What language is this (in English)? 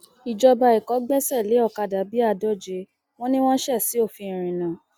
Yoruba